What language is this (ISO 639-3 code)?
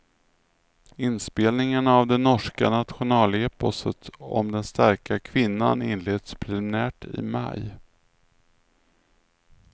swe